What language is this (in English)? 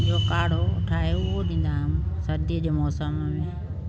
Sindhi